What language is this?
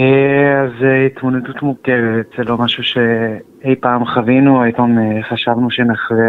Hebrew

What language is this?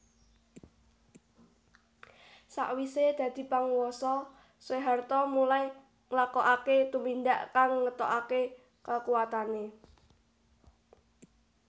Javanese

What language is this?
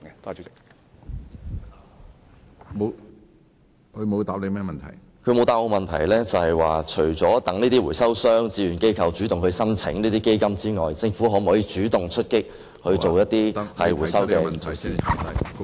Cantonese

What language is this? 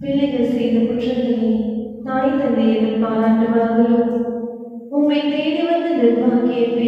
Indonesian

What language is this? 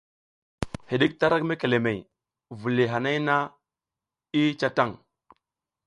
South Giziga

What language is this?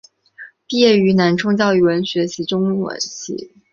Chinese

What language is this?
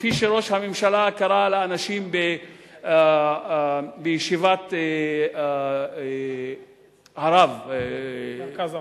Hebrew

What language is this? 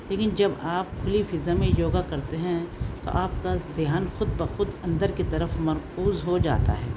Urdu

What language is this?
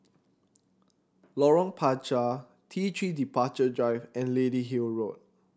English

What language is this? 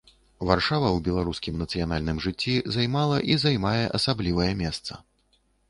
Belarusian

